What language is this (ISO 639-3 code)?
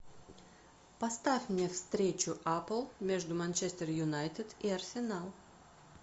rus